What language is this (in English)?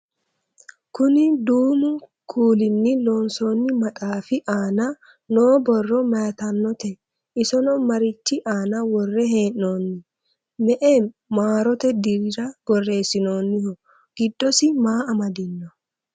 Sidamo